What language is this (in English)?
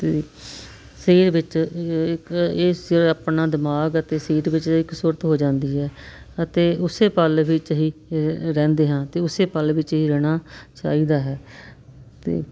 Punjabi